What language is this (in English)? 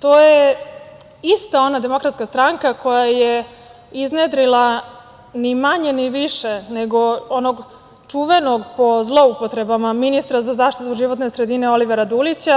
Serbian